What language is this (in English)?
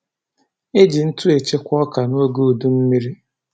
Igbo